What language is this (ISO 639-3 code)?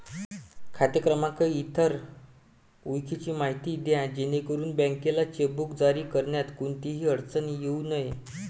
mar